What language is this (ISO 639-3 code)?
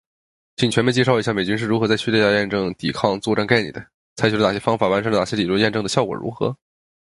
zho